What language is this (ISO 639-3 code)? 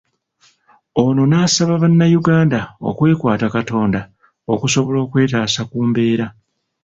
lug